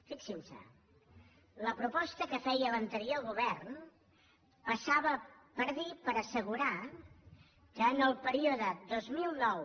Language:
Catalan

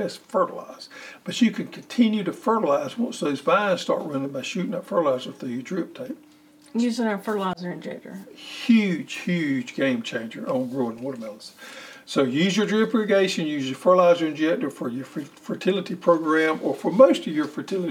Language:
English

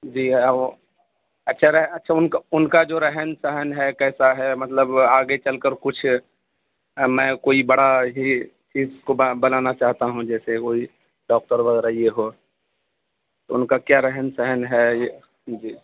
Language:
Urdu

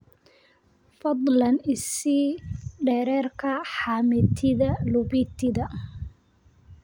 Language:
Somali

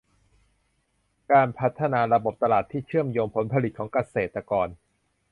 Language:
Thai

